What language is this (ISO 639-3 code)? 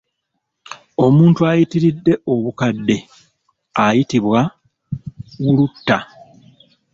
lug